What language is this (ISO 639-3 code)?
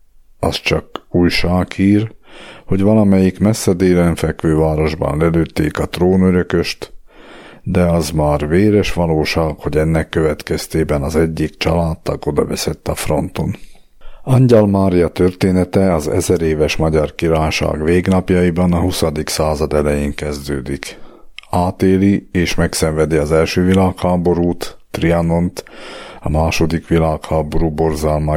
hun